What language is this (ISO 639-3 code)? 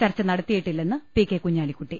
mal